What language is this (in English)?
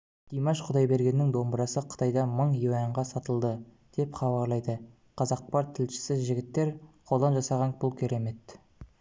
Kazakh